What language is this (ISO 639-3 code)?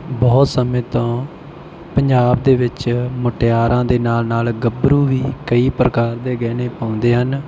pan